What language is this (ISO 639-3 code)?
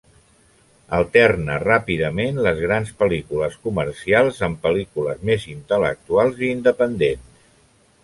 cat